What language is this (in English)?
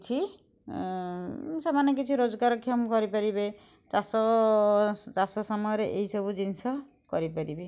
Odia